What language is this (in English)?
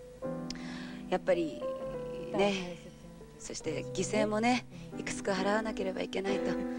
Japanese